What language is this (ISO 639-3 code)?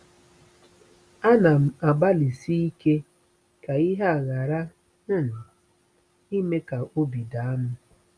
ibo